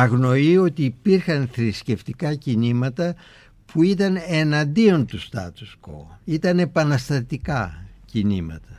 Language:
Greek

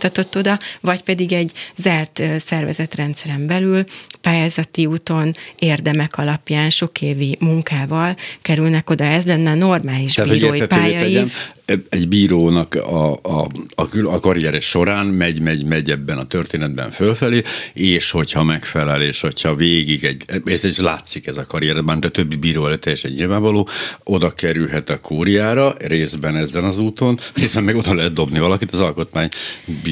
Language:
Hungarian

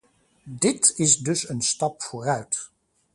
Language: Dutch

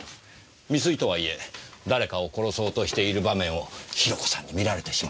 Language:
Japanese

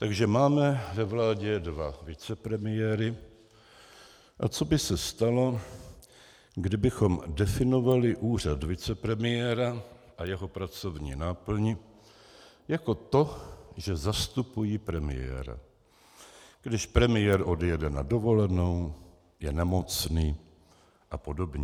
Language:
Czech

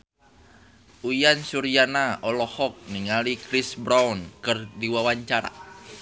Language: Sundanese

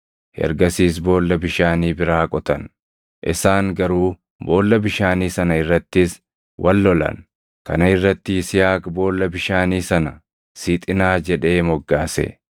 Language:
Oromo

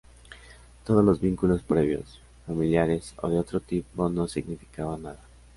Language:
Spanish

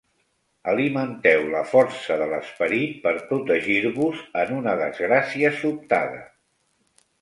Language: Catalan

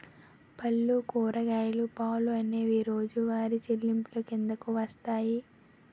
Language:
Telugu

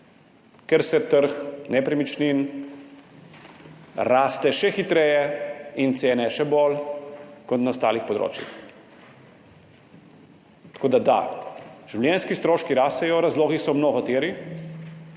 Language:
Slovenian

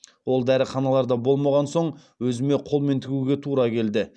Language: Kazakh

